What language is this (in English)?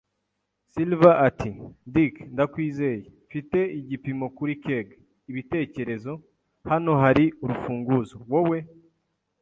Kinyarwanda